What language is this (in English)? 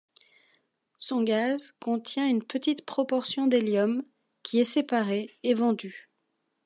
French